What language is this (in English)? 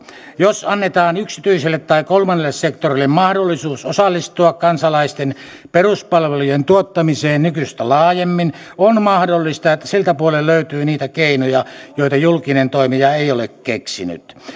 Finnish